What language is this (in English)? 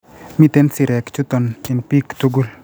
Kalenjin